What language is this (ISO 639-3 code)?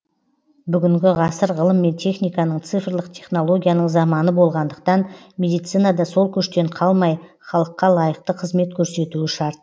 kaz